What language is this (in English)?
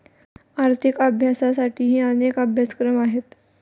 Marathi